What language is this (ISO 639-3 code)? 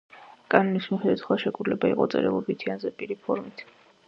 kat